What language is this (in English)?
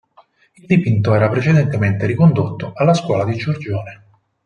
Italian